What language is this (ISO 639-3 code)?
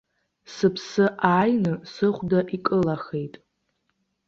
abk